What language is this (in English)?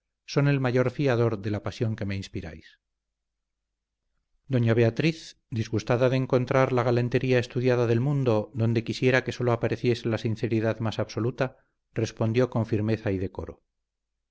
Spanish